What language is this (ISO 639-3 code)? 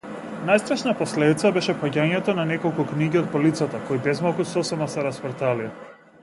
mkd